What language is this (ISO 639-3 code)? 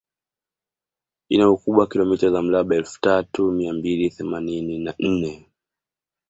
swa